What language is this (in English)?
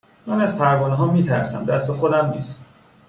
Persian